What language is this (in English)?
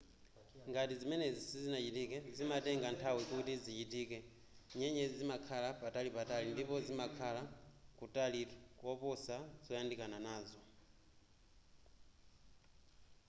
Nyanja